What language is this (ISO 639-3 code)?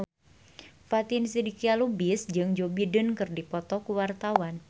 sun